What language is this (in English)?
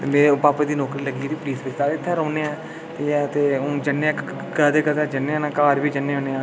Dogri